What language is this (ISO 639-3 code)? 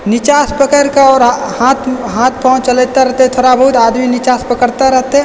mai